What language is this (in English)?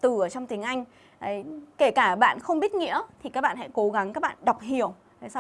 Vietnamese